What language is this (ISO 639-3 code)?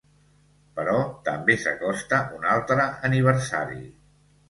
cat